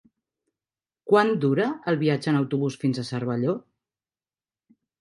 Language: Catalan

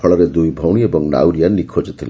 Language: Odia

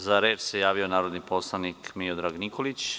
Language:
Serbian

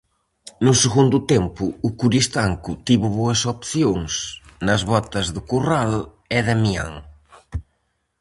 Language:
Galician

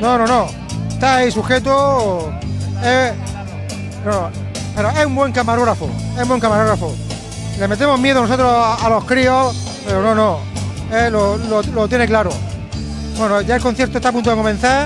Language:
Spanish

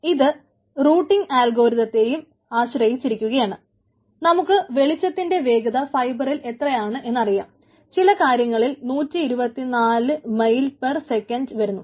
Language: Malayalam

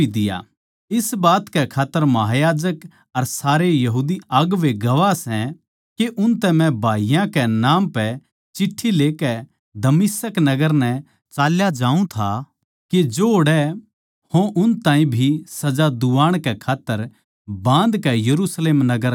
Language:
Haryanvi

